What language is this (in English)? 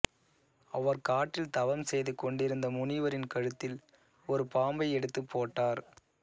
Tamil